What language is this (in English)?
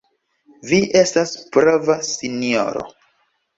Esperanto